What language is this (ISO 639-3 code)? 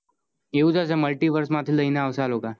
guj